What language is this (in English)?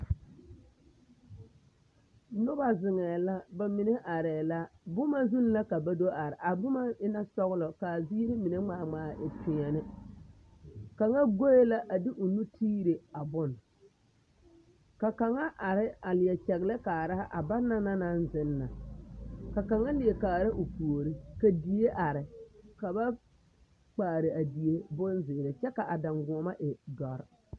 Southern Dagaare